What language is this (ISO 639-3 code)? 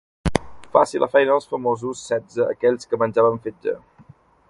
cat